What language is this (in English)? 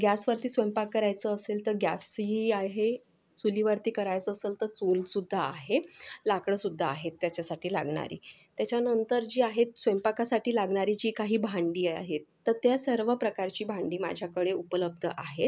Marathi